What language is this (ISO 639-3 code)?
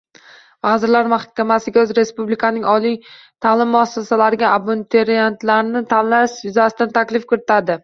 uzb